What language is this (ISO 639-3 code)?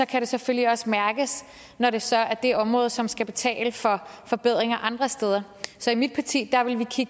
dan